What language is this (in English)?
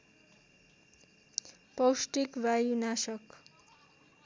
Nepali